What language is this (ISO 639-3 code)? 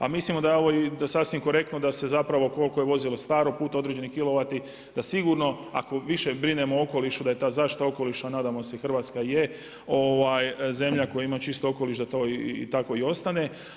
hrv